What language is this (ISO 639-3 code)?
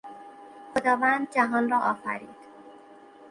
fas